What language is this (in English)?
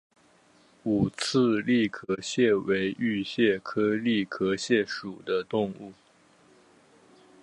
Chinese